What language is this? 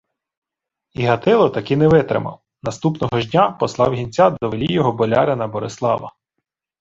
Ukrainian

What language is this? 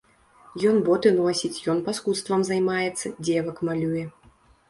Belarusian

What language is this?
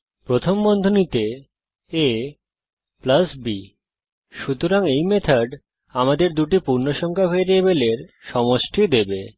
Bangla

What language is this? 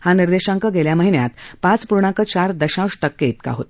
Marathi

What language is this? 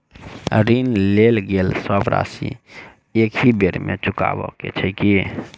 Maithili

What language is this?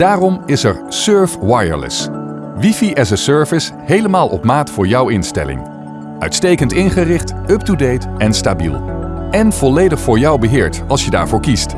Dutch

